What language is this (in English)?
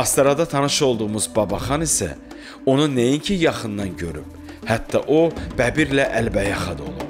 Turkish